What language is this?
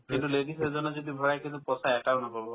Assamese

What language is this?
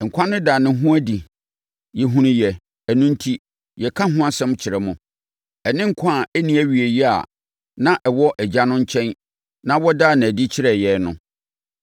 Akan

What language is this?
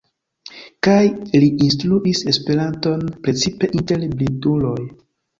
Esperanto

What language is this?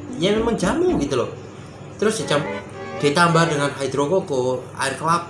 Indonesian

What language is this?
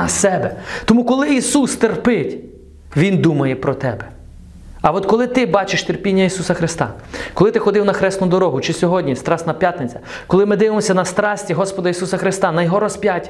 Ukrainian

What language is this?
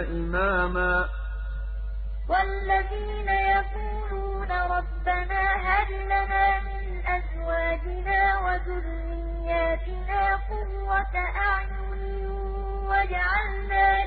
Arabic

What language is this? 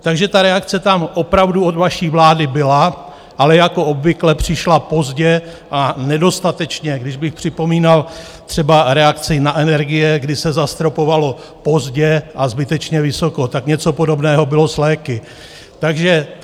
Czech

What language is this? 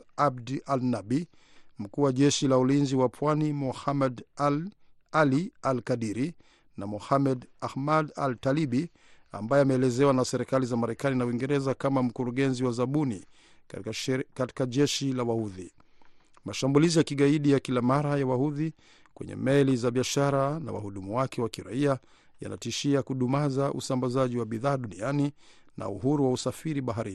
Swahili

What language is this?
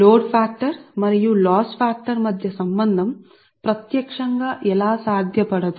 Telugu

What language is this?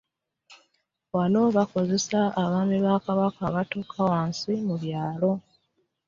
Ganda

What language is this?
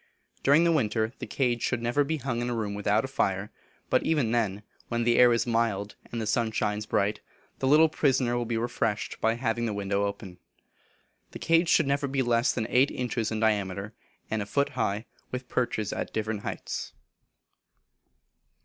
English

